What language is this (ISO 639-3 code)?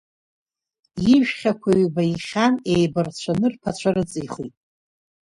abk